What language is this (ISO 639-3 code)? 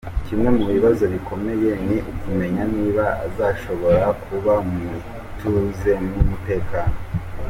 kin